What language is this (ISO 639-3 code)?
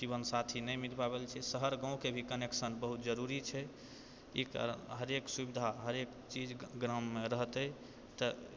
mai